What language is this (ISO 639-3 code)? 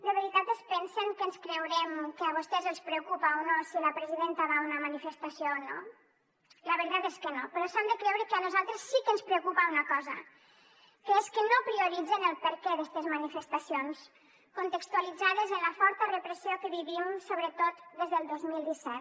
cat